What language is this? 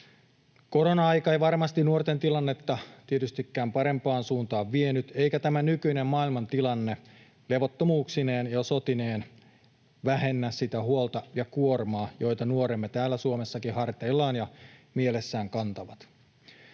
Finnish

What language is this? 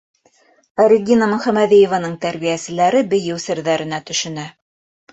Bashkir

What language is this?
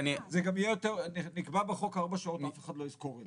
Hebrew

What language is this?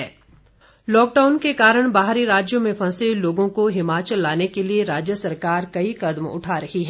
Hindi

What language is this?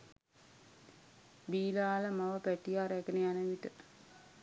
Sinhala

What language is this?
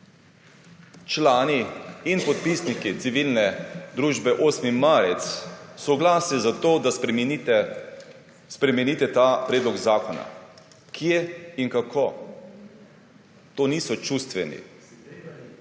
Slovenian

